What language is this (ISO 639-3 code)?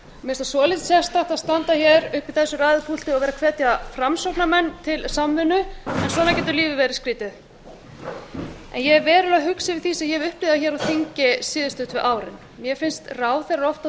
isl